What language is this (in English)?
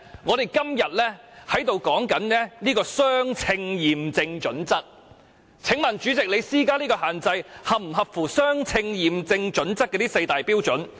Cantonese